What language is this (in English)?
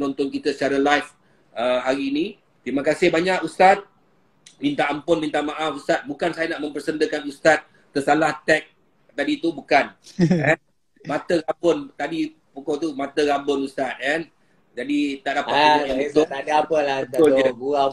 Malay